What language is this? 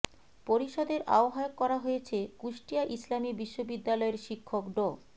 Bangla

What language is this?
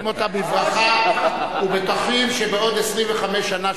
Hebrew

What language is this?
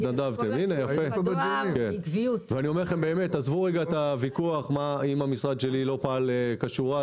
Hebrew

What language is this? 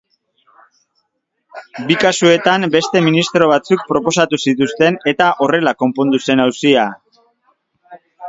Basque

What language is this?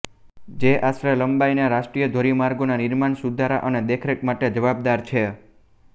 Gujarati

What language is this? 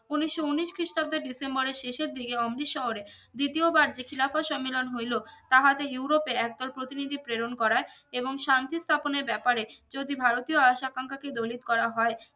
Bangla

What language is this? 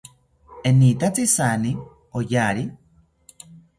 South Ucayali Ashéninka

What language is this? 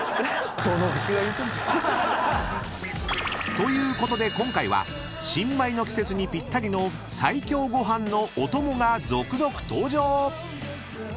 Japanese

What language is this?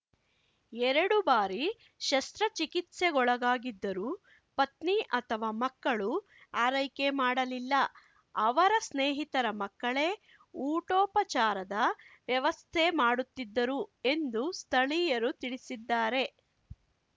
Kannada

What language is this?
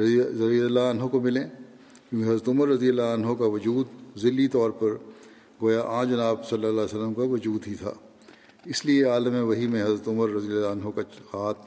Urdu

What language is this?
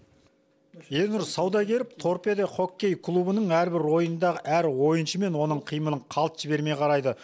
Kazakh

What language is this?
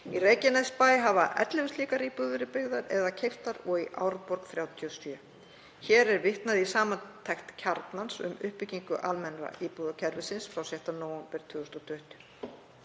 Icelandic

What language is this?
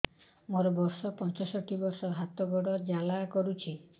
Odia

